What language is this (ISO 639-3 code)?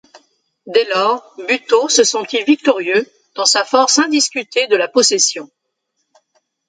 fra